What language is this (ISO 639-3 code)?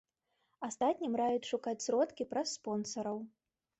bel